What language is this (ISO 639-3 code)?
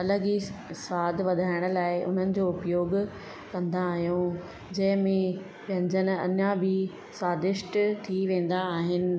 snd